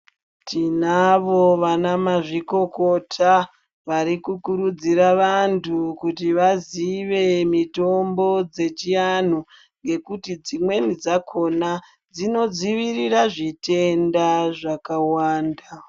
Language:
Ndau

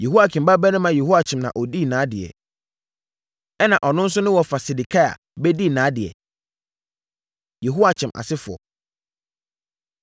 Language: Akan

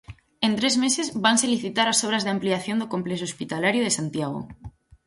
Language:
Galician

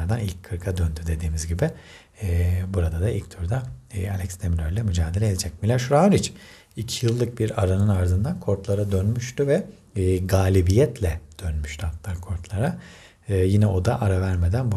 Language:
Turkish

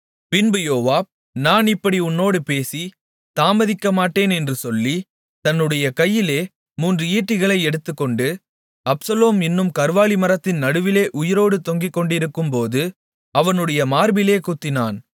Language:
Tamil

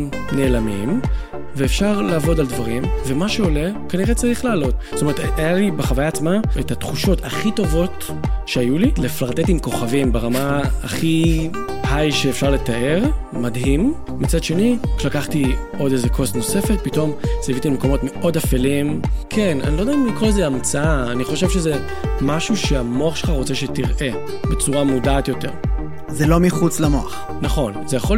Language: Hebrew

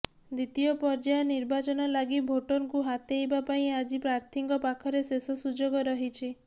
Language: Odia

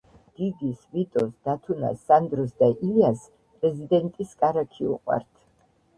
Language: Georgian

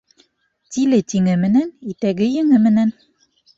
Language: Bashkir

